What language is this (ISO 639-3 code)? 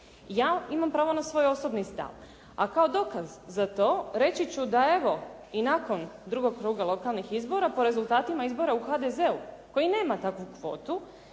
hrv